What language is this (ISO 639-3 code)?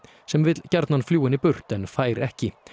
isl